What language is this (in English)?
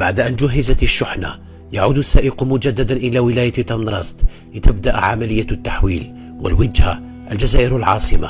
Arabic